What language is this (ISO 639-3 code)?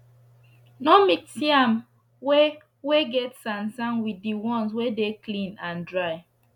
pcm